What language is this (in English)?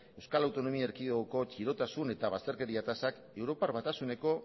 Basque